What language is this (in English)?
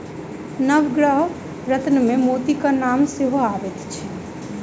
Maithili